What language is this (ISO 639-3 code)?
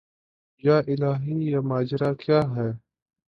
urd